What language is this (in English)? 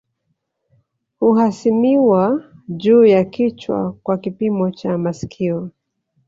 Swahili